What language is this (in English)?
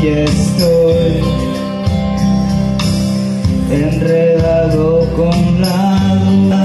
Spanish